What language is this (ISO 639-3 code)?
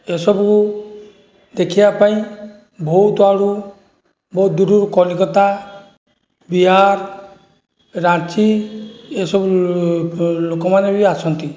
ori